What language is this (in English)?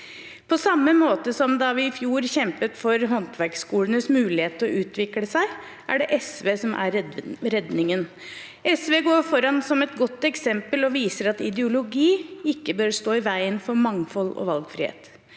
Norwegian